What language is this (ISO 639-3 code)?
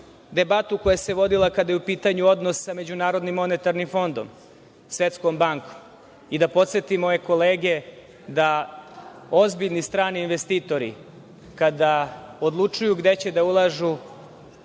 srp